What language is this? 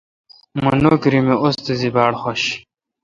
Kalkoti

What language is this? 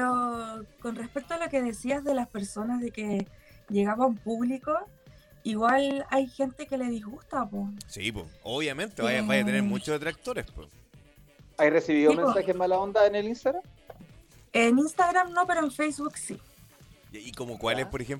Spanish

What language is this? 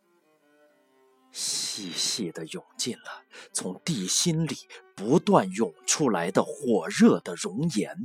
Chinese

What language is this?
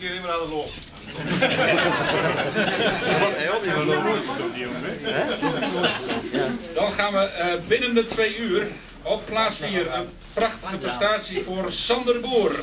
Dutch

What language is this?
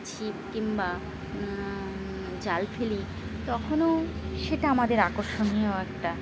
Bangla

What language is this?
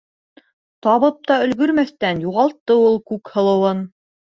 Bashkir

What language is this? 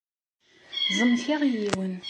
Kabyle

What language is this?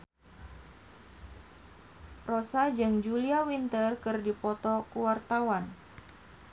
Sundanese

